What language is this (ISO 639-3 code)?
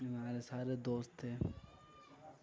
urd